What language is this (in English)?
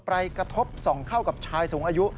Thai